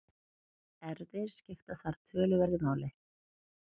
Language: Icelandic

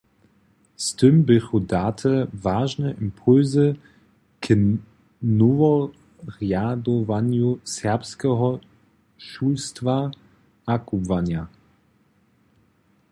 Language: Upper Sorbian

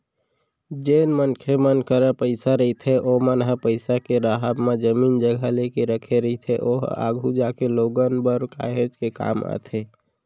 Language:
Chhattisgarhi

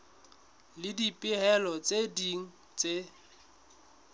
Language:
Southern Sotho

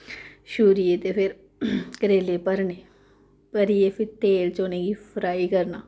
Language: Dogri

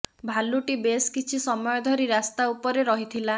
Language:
Odia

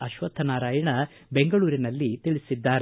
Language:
Kannada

